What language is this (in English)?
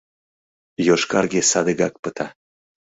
Mari